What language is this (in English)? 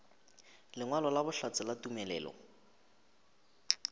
Northern Sotho